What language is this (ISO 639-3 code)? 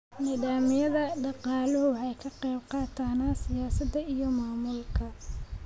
som